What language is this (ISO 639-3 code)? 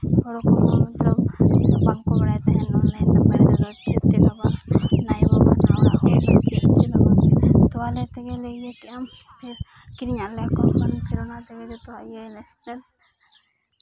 sat